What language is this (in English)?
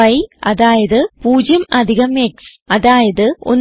Malayalam